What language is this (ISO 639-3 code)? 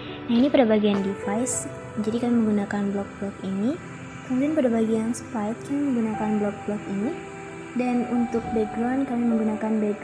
ind